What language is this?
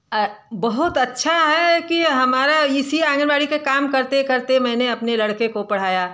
Hindi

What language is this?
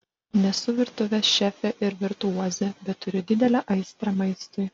Lithuanian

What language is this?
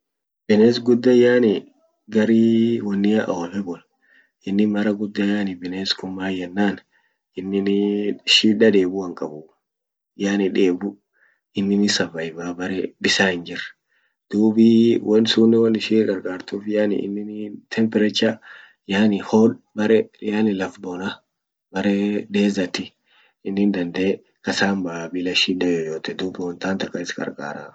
Orma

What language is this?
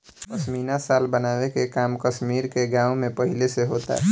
Bhojpuri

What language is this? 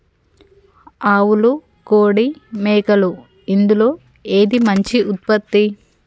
Telugu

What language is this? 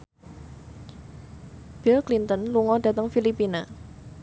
Javanese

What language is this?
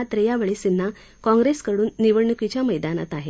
Marathi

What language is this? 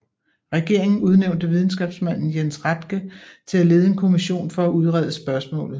Danish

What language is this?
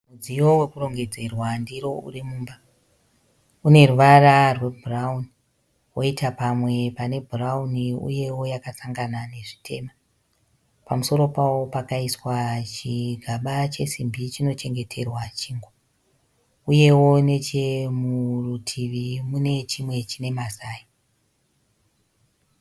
Shona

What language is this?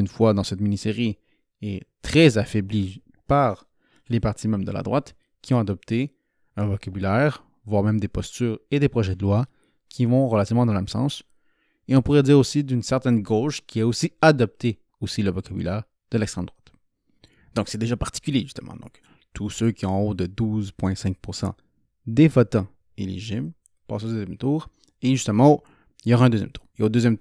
French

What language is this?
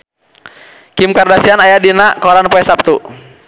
Sundanese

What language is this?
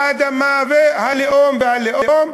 Hebrew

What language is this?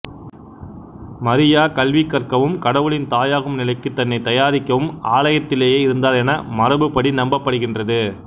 Tamil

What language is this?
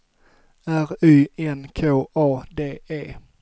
Swedish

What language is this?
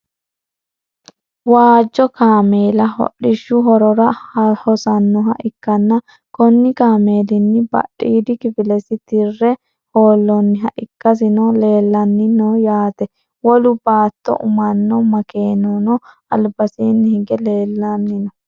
Sidamo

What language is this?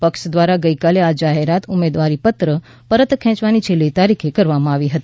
Gujarati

